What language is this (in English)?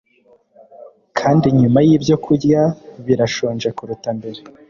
Kinyarwanda